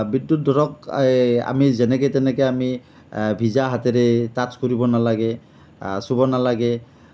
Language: Assamese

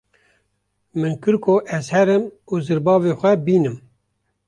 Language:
Kurdish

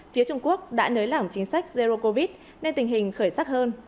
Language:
Vietnamese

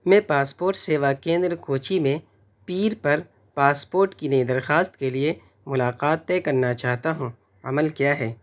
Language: Urdu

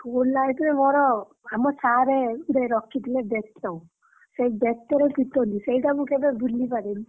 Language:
Odia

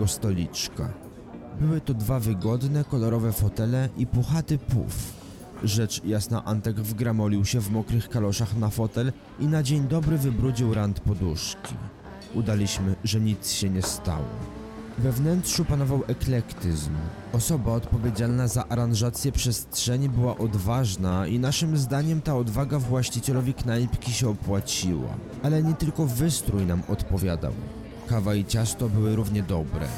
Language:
Polish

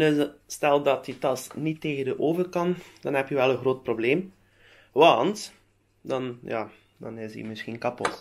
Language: Dutch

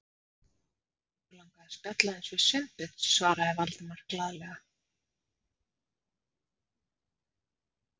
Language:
Icelandic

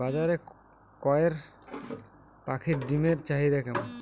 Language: Bangla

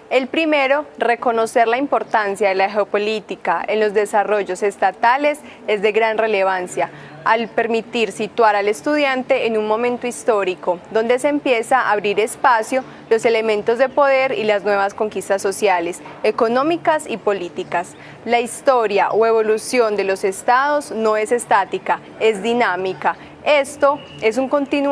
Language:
Spanish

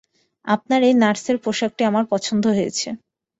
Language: Bangla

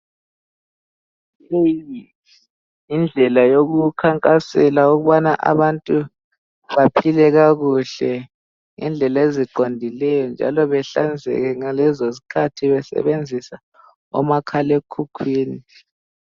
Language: North Ndebele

